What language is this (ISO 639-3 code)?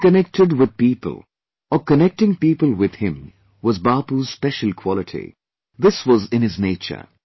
eng